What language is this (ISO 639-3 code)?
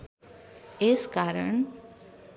nep